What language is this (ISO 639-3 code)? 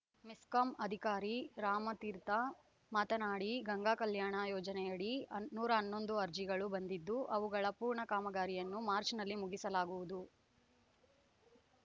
kan